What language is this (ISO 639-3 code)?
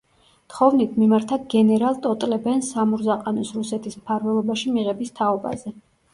kat